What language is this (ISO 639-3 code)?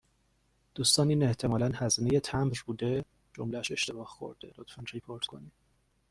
fas